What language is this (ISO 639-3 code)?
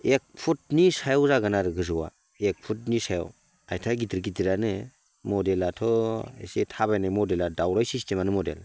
brx